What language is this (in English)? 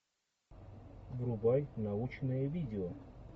Russian